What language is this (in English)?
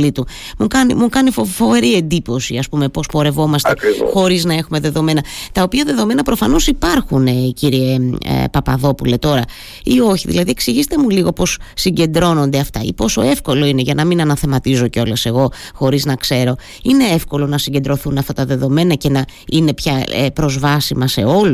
Greek